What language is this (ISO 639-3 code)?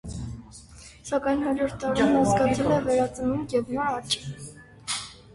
hye